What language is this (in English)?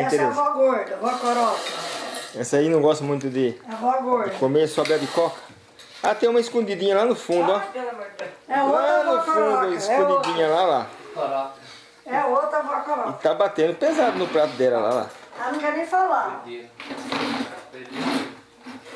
Portuguese